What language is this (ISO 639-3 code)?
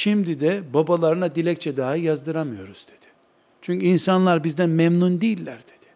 tur